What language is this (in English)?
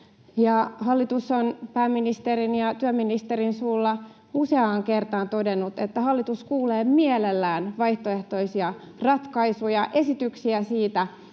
Finnish